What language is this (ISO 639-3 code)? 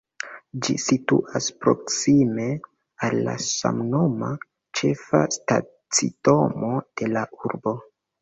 epo